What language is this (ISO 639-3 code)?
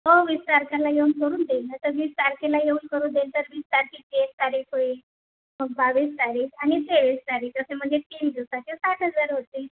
mar